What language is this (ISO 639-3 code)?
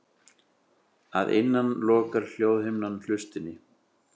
isl